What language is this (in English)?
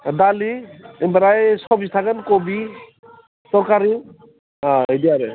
Bodo